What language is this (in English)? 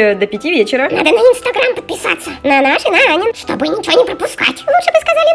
Russian